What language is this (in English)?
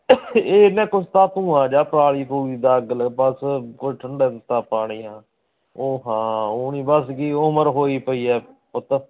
Punjabi